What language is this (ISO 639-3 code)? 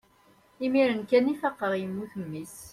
kab